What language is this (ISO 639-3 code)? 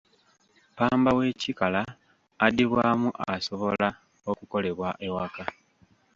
lug